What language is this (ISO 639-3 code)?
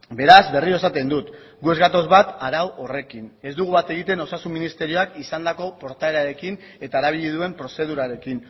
eus